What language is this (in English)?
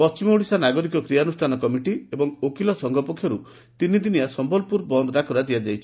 Odia